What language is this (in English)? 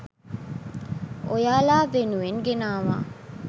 Sinhala